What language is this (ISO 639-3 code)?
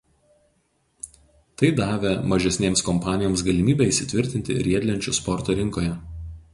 lit